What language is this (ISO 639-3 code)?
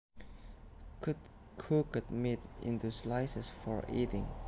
jav